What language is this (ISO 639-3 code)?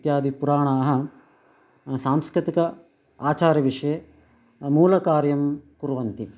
san